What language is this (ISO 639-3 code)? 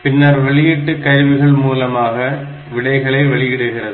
tam